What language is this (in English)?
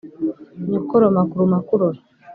Kinyarwanda